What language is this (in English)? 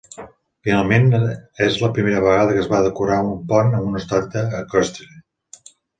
Catalan